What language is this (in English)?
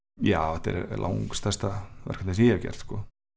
Icelandic